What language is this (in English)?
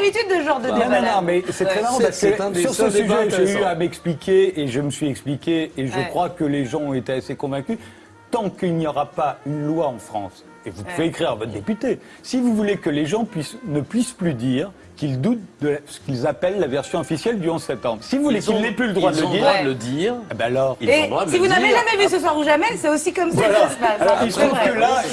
French